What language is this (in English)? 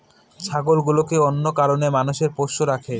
Bangla